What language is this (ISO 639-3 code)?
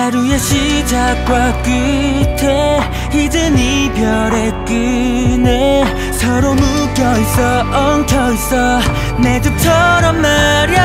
kor